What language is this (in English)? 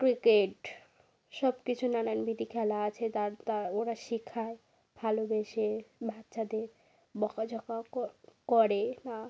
Bangla